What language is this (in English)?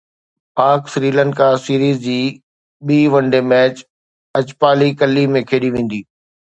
Sindhi